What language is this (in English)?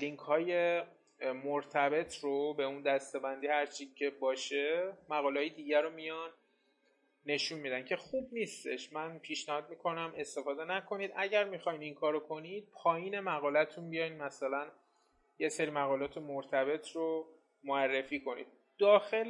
Persian